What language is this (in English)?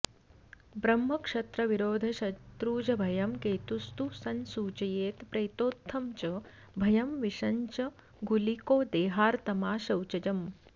Sanskrit